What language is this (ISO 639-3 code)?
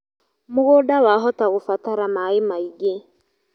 kik